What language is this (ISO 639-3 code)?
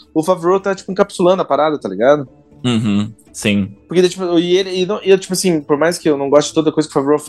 por